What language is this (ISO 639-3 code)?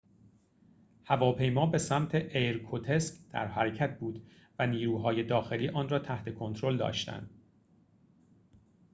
fas